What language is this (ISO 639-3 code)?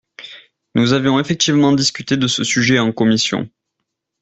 fra